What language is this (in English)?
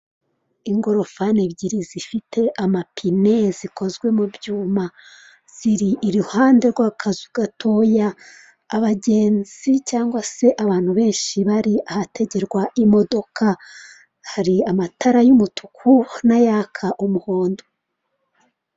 Kinyarwanda